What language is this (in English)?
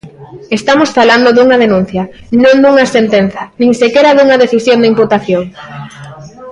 Galician